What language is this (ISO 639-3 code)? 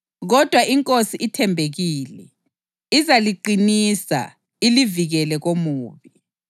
nde